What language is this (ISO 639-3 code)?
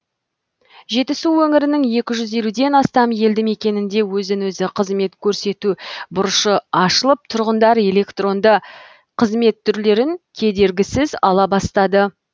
kaz